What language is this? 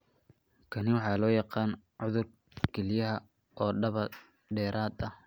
Somali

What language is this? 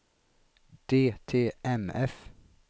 Swedish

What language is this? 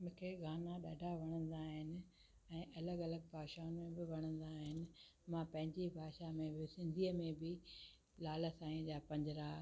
Sindhi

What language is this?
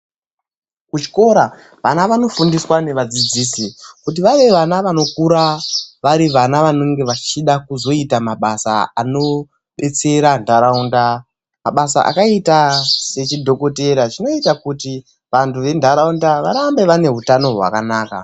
Ndau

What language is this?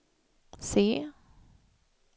Swedish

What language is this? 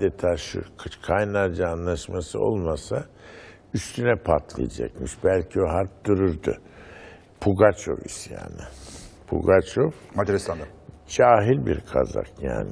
Turkish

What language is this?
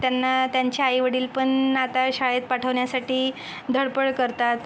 Marathi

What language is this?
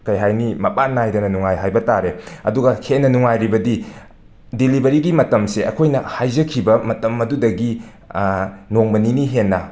Manipuri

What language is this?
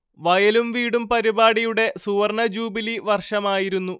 Malayalam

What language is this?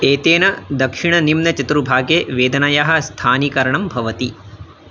Sanskrit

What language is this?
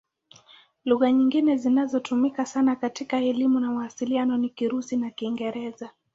Swahili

